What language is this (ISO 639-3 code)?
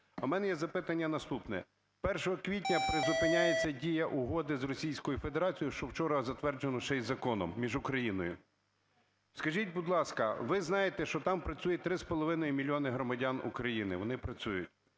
ukr